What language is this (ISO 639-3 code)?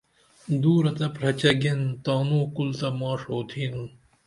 dml